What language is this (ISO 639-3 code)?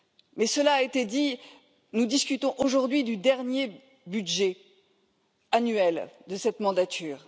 fra